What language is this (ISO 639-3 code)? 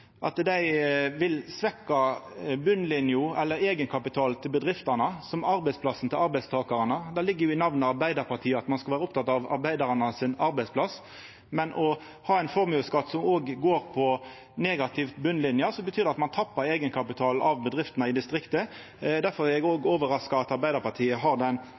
nno